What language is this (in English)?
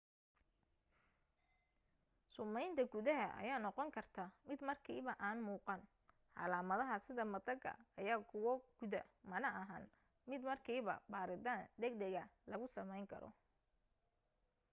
Somali